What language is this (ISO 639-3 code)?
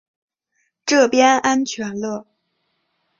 zho